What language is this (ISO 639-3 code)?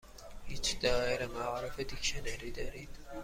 fas